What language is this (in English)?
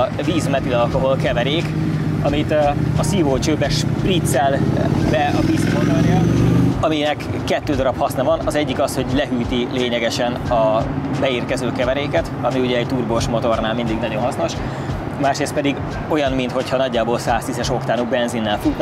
Hungarian